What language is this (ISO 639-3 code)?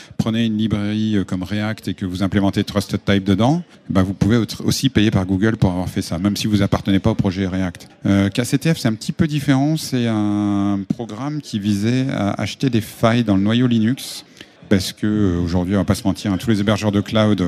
fra